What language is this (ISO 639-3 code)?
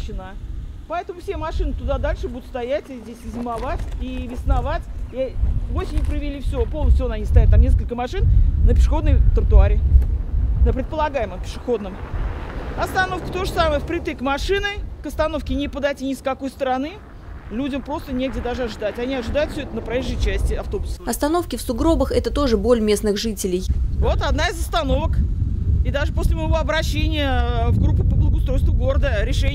rus